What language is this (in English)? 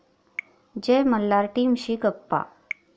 Marathi